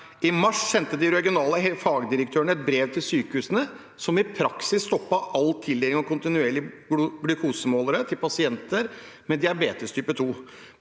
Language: Norwegian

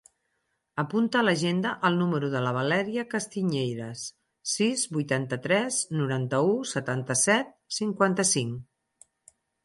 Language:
Catalan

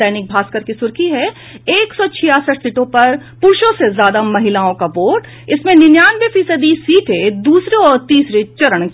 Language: Hindi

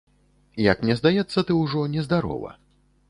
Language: Belarusian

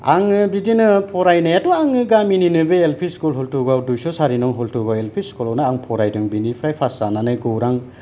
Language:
Bodo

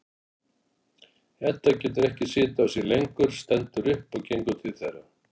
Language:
Icelandic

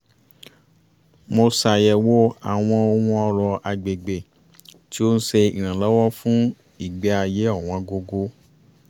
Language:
Yoruba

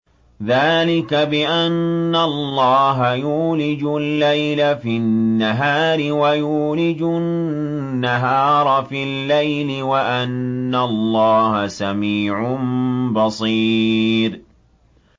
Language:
Arabic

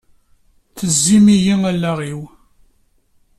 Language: Kabyle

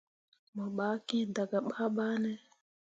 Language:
Mundang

